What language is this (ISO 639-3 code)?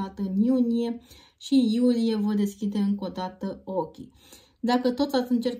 ron